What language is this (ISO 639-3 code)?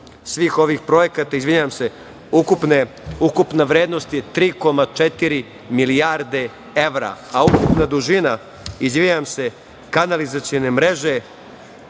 srp